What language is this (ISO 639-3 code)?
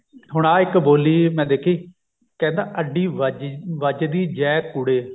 pan